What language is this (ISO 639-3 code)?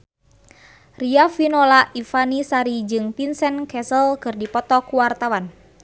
sun